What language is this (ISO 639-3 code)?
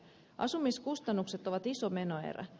fin